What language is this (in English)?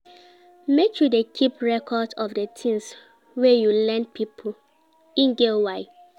Nigerian Pidgin